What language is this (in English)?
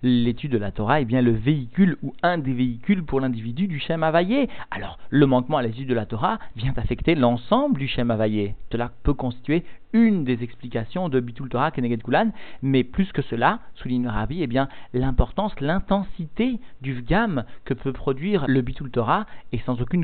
French